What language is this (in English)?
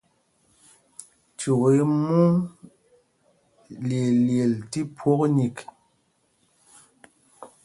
Mpumpong